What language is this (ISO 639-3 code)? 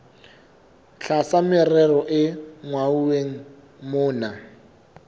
sot